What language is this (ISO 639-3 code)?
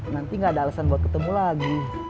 ind